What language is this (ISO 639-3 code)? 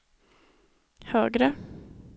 swe